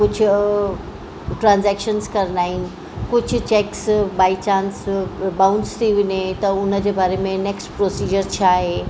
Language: Sindhi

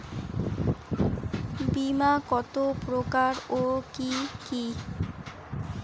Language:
Bangla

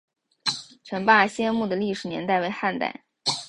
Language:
Chinese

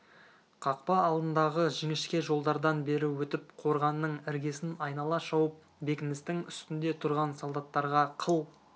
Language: Kazakh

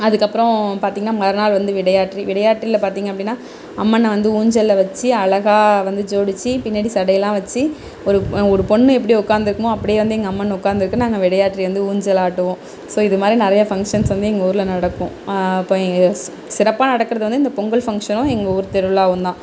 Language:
Tamil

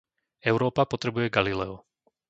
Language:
Slovak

